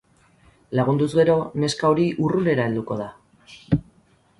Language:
Basque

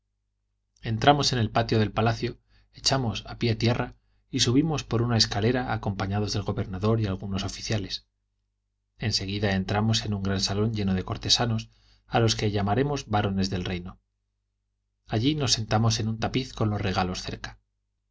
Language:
Spanish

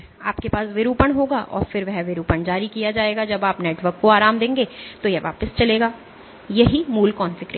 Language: Hindi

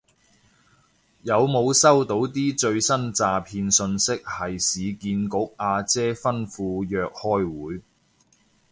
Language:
Cantonese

